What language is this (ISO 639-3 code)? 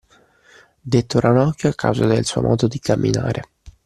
ita